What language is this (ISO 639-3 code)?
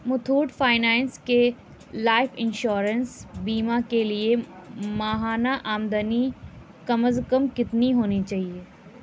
urd